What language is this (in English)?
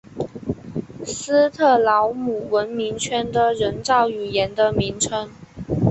Chinese